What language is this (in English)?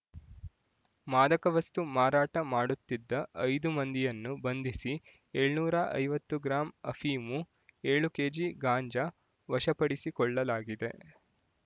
Kannada